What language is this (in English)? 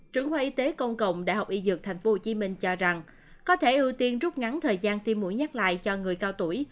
Vietnamese